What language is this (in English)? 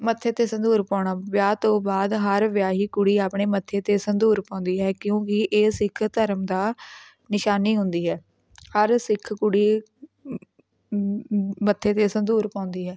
Punjabi